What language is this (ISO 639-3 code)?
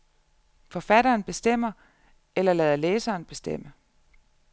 dan